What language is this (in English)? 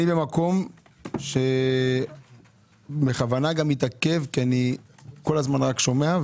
Hebrew